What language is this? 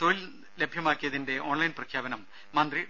Malayalam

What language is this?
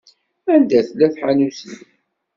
Kabyle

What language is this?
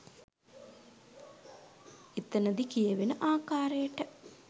Sinhala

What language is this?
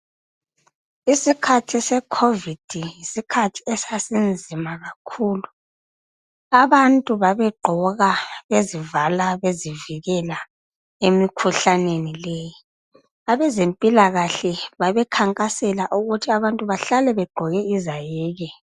North Ndebele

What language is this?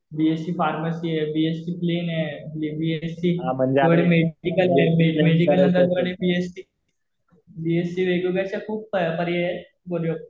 Marathi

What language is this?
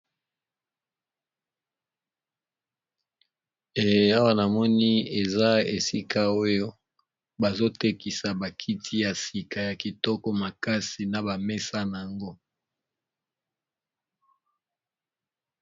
Lingala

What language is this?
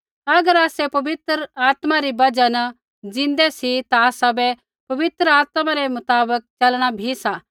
Kullu Pahari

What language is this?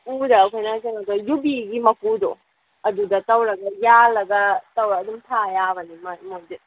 Manipuri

